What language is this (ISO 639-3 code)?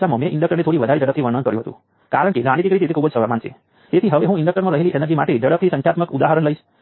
guj